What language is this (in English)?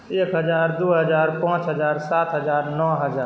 Maithili